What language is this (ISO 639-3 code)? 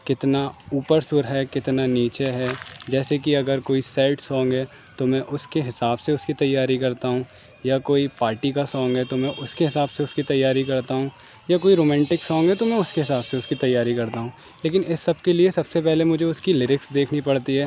urd